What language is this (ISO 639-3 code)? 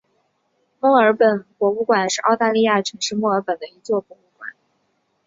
zho